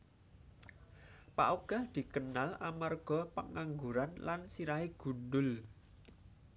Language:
Javanese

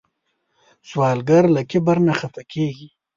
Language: Pashto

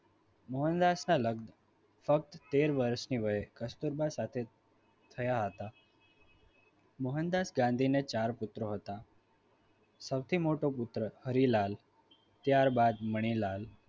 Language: Gujarati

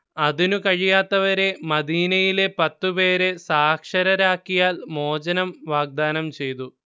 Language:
Malayalam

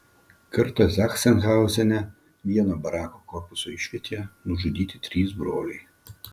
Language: Lithuanian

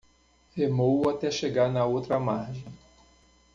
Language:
Portuguese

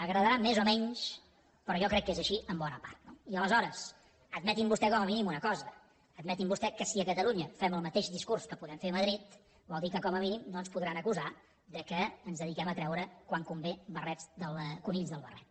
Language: Catalan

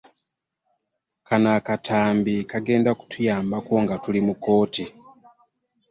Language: Ganda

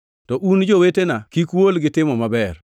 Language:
Luo (Kenya and Tanzania)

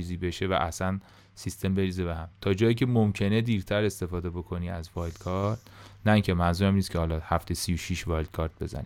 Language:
Persian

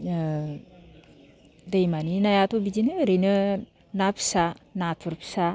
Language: Bodo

